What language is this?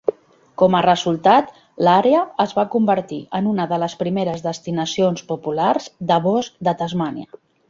Catalan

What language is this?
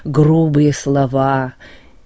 Russian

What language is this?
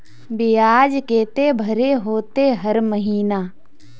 Magahi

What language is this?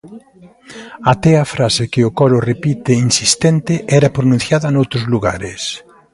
Galician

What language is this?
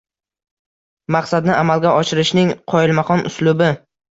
Uzbek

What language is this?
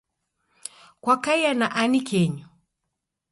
Taita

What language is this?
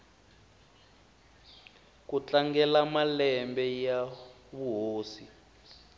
Tsonga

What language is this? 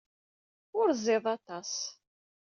Kabyle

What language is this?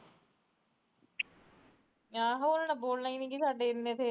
Punjabi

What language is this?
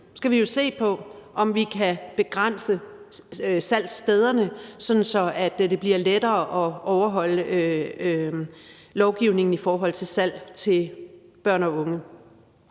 Danish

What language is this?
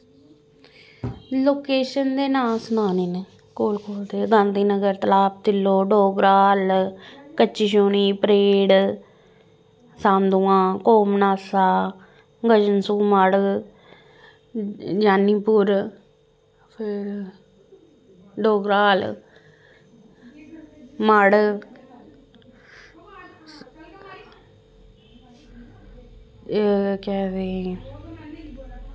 Dogri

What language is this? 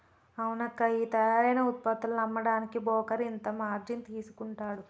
Telugu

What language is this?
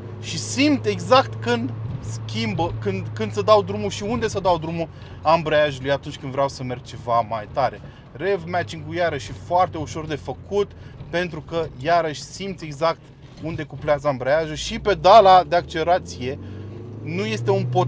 Romanian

